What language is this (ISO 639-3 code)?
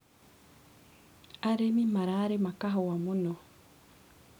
kik